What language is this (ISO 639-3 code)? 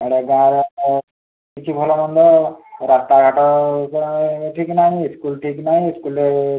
ori